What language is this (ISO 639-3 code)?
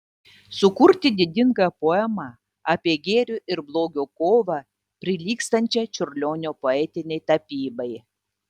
lit